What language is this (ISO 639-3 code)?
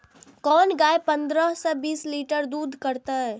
mai